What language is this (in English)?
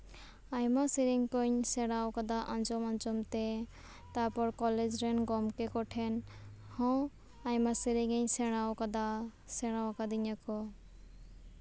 Santali